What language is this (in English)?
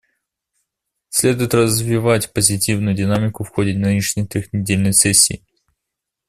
Russian